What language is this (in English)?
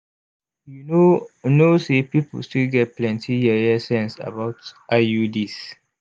Nigerian Pidgin